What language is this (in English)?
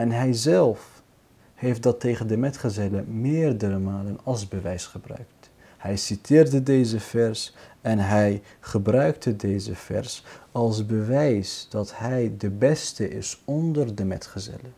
Dutch